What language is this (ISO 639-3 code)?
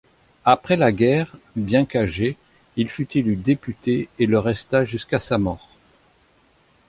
fra